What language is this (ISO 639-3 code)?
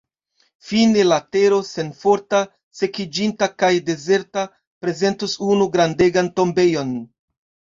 epo